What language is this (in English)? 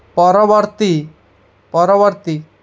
Odia